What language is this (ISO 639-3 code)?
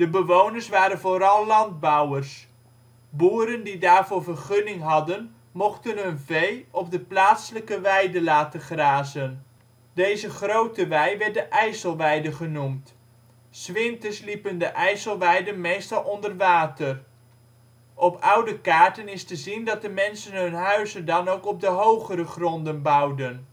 nld